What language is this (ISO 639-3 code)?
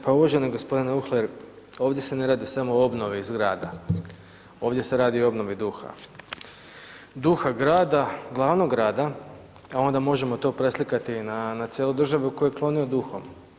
hrv